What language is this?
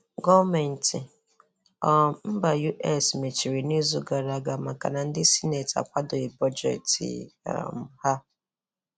Igbo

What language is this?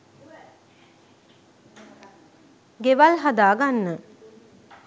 Sinhala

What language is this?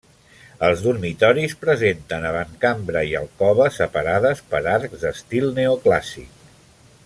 Catalan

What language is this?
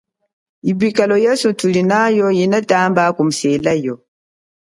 Chokwe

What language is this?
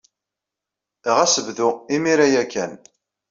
Kabyle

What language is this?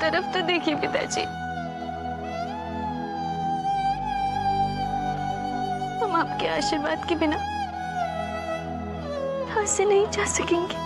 Hindi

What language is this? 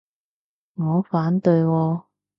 Cantonese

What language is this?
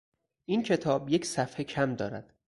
Persian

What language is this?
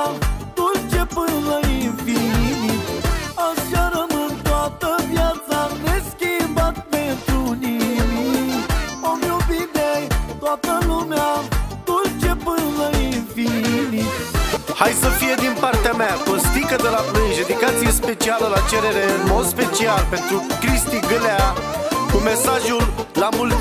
Romanian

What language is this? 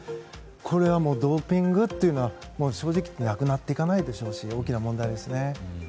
Japanese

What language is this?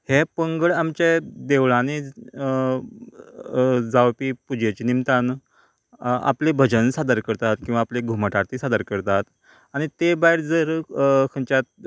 Konkani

